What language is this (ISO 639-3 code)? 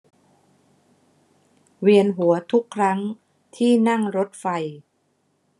tha